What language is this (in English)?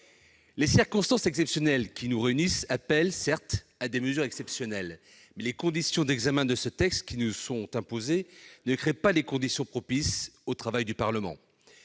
French